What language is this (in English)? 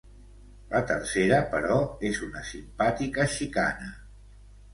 Catalan